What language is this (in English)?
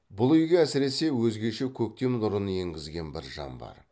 Kazakh